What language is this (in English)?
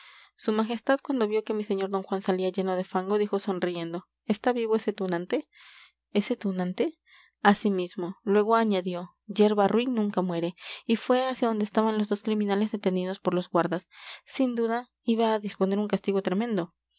Spanish